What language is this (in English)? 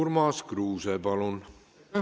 Estonian